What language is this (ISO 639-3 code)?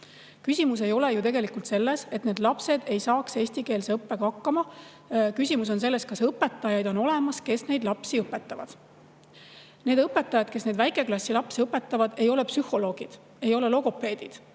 est